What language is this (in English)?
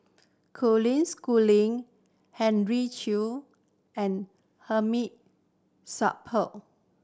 English